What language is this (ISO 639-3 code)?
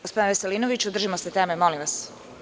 srp